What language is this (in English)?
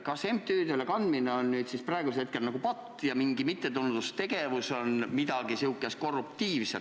Estonian